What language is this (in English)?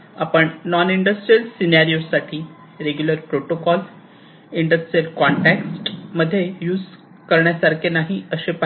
Marathi